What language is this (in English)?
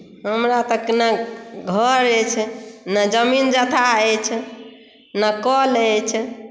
Maithili